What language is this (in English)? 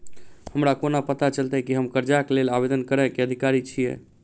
Maithili